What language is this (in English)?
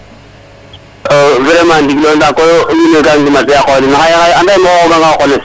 Serer